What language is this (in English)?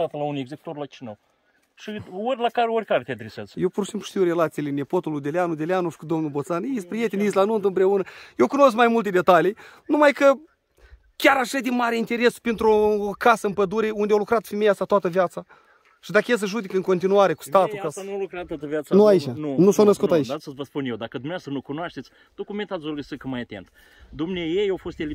Romanian